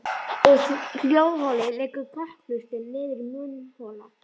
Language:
Icelandic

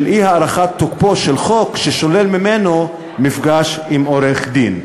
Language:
Hebrew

